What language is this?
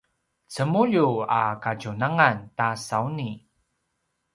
Paiwan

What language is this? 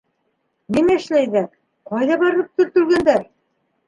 Bashkir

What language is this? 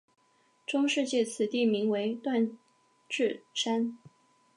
Chinese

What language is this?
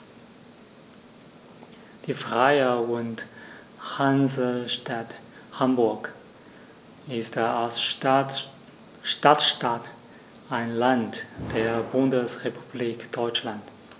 German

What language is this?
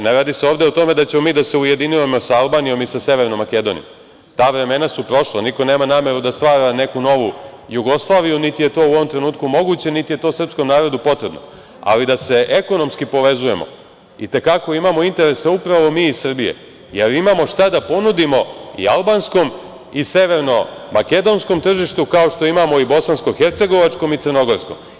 Serbian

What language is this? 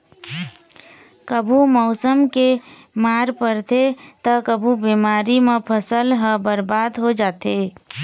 Chhattisgarhi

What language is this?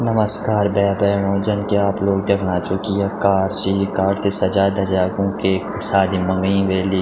Garhwali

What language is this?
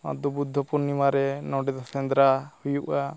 Santali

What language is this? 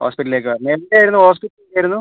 Malayalam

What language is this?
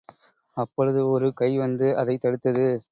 Tamil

